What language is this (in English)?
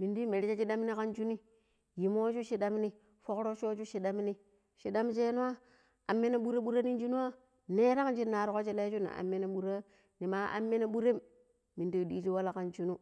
Pero